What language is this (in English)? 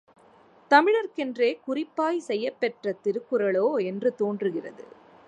Tamil